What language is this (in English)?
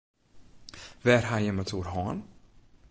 Western Frisian